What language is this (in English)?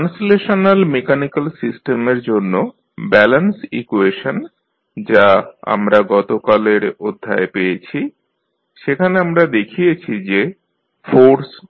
Bangla